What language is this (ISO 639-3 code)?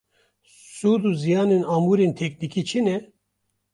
kur